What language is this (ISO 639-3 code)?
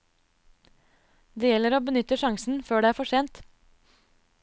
nor